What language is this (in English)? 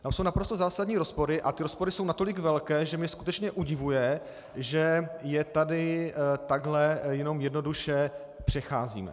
Czech